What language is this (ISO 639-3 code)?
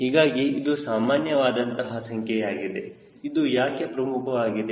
kan